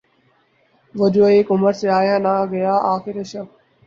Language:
Urdu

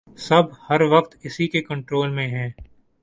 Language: Urdu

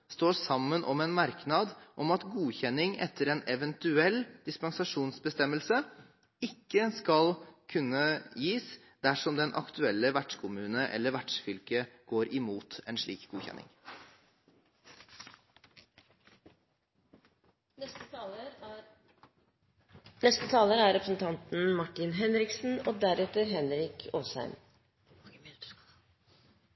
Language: Norwegian Bokmål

